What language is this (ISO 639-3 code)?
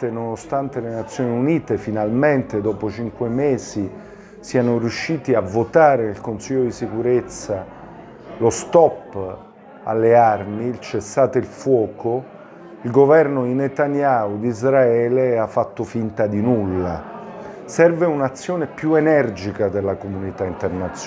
ita